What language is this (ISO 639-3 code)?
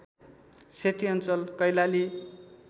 nep